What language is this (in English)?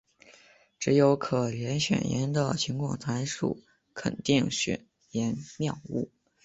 Chinese